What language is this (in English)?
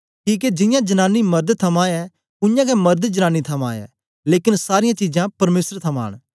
Dogri